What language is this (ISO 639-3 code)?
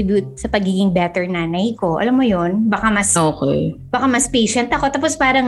fil